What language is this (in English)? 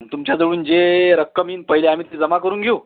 Marathi